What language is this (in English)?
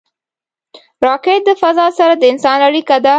Pashto